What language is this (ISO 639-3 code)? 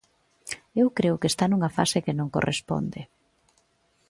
glg